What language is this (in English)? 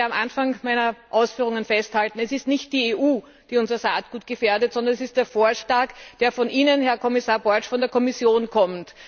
German